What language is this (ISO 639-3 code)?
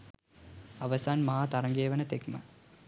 sin